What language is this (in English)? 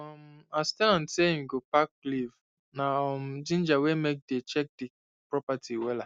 Nigerian Pidgin